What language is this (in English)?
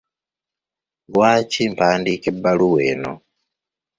Ganda